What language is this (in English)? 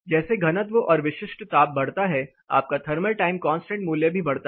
Hindi